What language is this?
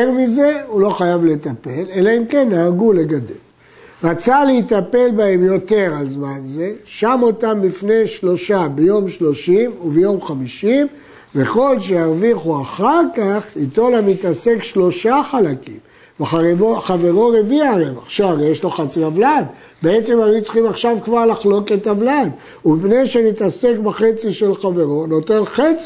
Hebrew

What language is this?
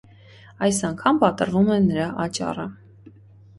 Armenian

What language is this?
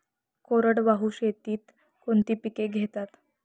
Marathi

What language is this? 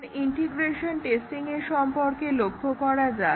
Bangla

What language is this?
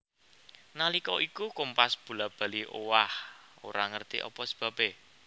Javanese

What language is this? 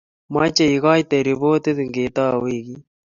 Kalenjin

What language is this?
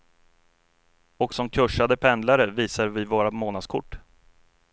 Swedish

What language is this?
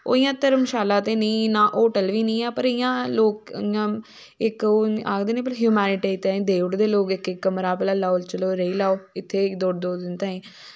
Dogri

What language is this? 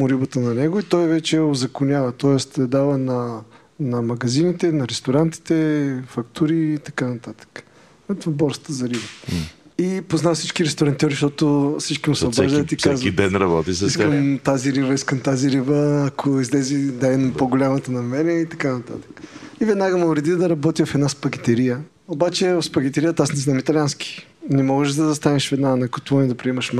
Bulgarian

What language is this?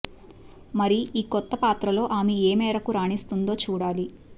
Telugu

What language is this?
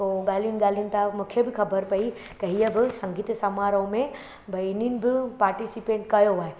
Sindhi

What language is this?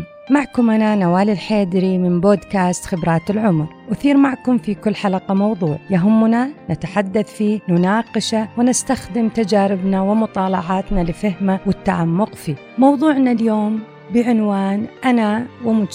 Arabic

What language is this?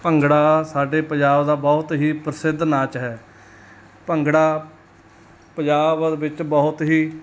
Punjabi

